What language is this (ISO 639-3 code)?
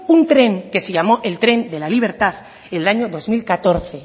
spa